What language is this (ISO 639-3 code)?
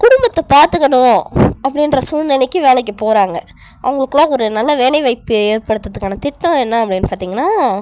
tam